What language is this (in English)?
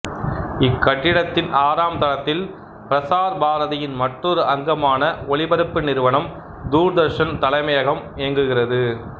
Tamil